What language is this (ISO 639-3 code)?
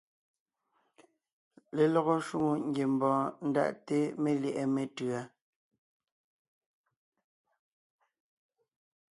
nnh